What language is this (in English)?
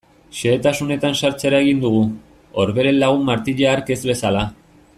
Basque